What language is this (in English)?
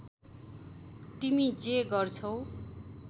Nepali